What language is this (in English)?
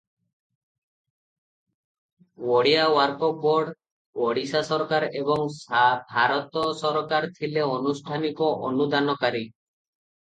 Odia